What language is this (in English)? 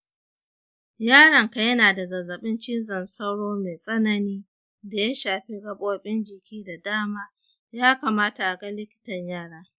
Hausa